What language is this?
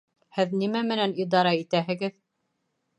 Bashkir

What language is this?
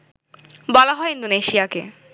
Bangla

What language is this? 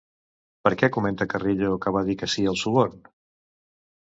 Catalan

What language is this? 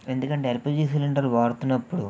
Telugu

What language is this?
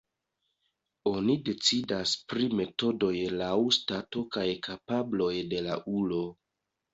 Esperanto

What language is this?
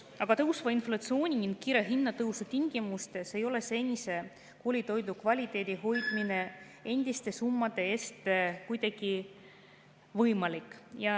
Estonian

